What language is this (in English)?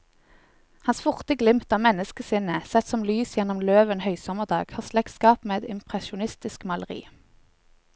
Norwegian